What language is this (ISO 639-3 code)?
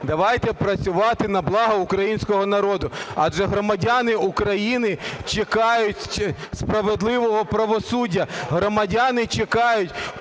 ukr